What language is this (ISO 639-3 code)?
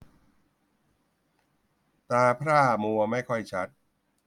tha